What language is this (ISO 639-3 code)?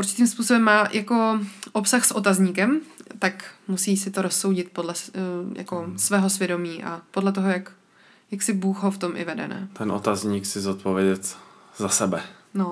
ces